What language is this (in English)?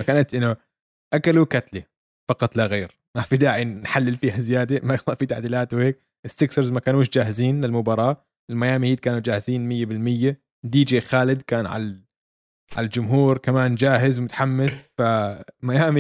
Arabic